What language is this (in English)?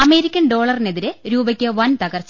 Malayalam